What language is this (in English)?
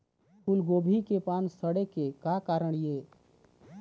Chhattisgarhi